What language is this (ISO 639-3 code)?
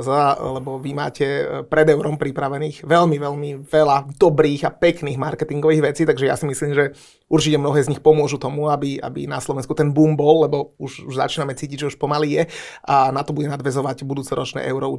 ces